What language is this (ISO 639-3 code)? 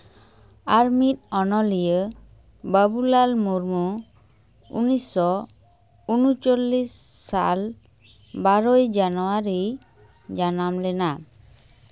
sat